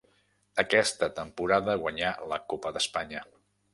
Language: Catalan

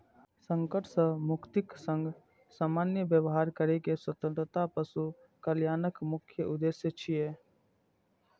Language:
Maithili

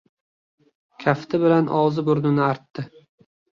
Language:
Uzbek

